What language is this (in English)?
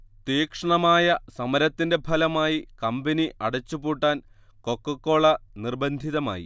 Malayalam